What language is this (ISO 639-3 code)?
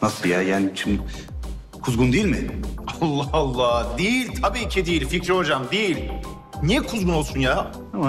tur